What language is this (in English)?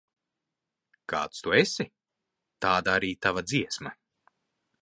Latvian